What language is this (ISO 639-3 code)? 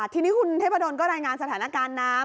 tha